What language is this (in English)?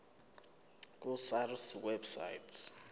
Zulu